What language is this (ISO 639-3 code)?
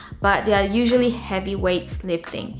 eng